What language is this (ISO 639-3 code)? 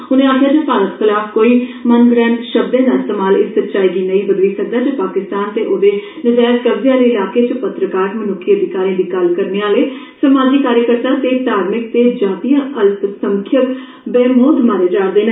doi